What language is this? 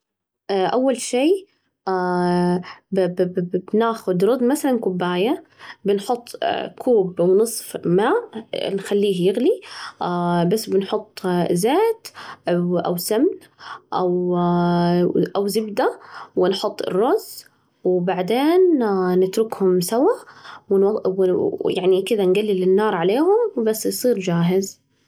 Najdi Arabic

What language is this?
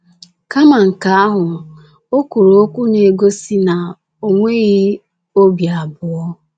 Igbo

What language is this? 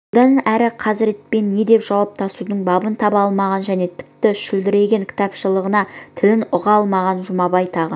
Kazakh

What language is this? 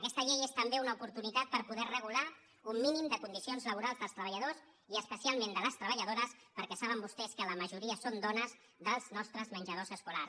Catalan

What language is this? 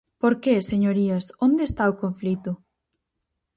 Galician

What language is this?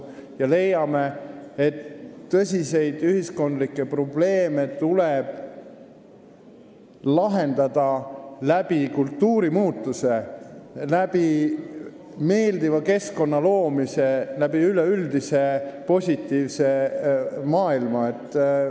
Estonian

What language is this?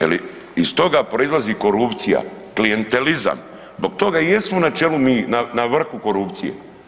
Croatian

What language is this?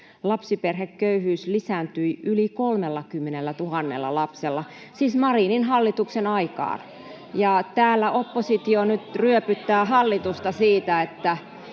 Finnish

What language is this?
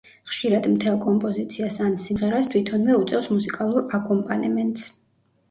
Georgian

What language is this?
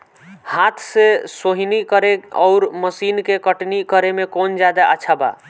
Bhojpuri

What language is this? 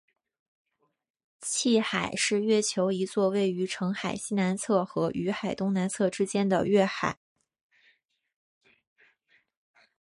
Chinese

